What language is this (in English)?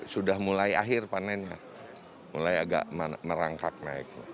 Indonesian